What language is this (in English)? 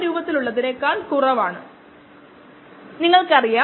Malayalam